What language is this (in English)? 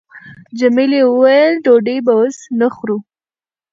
Pashto